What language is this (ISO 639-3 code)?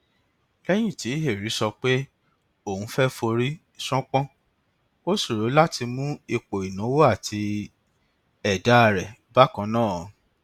yor